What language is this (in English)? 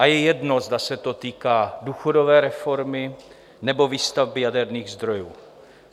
Czech